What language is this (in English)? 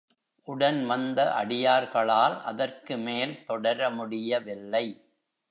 Tamil